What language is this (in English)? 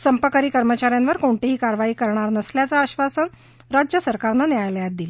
Marathi